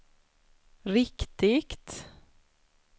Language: Swedish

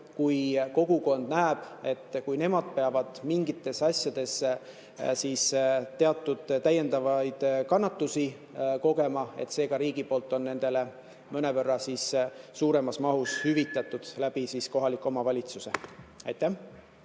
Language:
Estonian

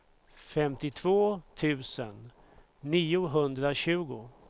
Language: Swedish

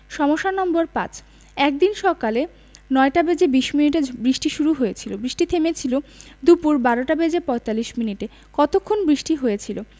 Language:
Bangla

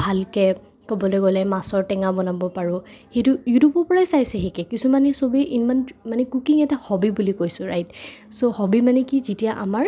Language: Assamese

